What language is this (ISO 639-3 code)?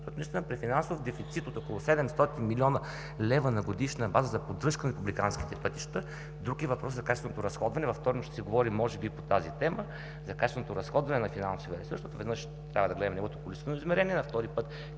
bul